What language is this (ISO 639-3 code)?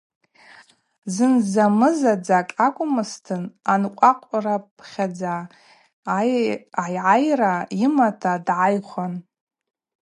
abq